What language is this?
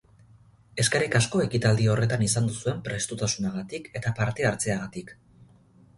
Basque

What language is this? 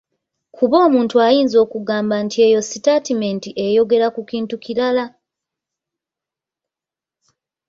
Ganda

